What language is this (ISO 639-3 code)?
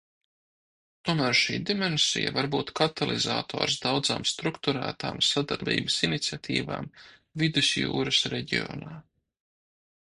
lav